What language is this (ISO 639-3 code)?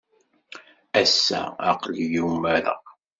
kab